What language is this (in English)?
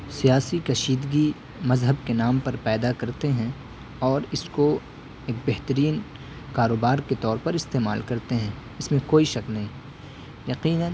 Urdu